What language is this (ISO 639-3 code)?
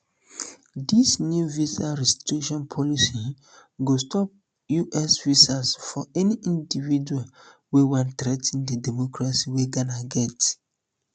pcm